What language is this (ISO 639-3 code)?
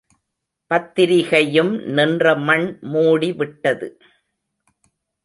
tam